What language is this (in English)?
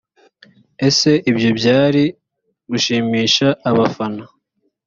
Kinyarwanda